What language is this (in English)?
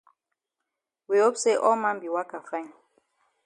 Cameroon Pidgin